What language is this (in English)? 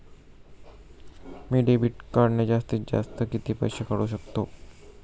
Marathi